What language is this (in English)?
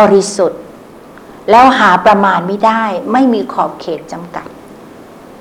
Thai